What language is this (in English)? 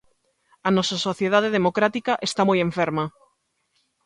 Galician